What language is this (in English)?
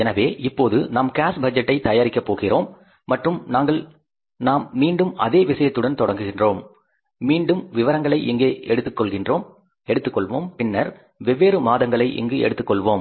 Tamil